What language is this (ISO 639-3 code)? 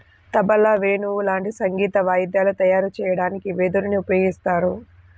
tel